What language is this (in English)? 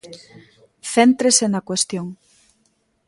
Galician